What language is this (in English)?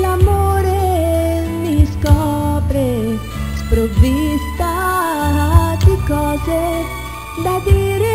Romanian